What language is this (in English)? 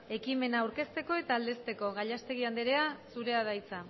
Basque